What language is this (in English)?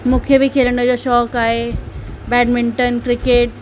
Sindhi